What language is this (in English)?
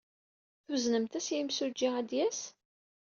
Kabyle